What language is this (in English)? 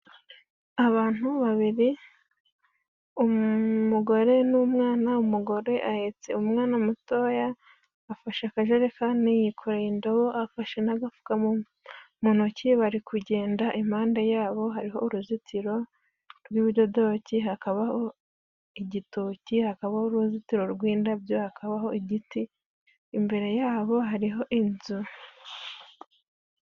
Kinyarwanda